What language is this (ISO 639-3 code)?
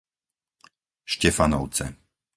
slk